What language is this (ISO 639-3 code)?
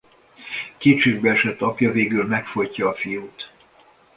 hun